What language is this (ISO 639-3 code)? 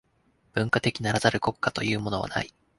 jpn